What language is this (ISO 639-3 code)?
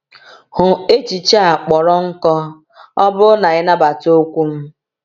ibo